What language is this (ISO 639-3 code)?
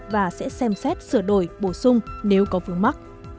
vie